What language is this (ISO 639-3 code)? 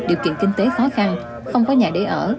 vie